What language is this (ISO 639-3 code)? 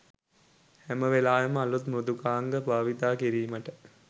sin